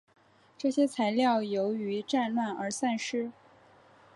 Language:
Chinese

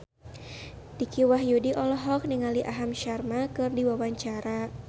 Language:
Sundanese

